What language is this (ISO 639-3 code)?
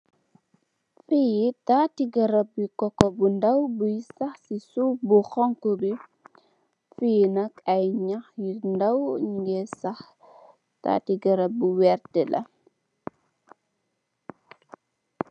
wol